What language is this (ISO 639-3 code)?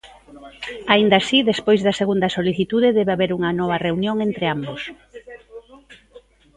glg